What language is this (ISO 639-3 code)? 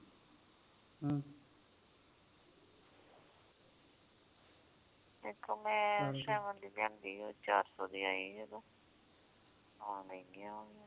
pan